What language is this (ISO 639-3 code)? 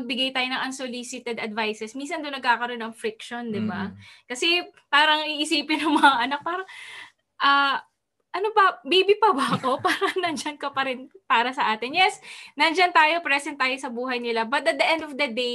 fil